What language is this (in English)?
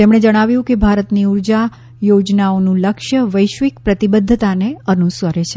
Gujarati